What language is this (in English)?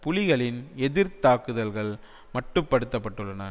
Tamil